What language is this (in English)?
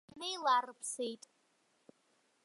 Abkhazian